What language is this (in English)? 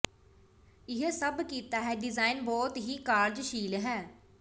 Punjabi